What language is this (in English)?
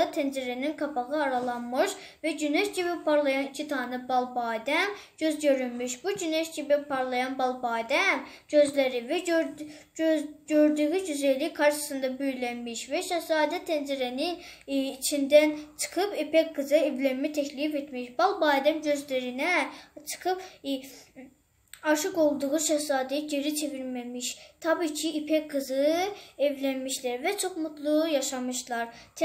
Turkish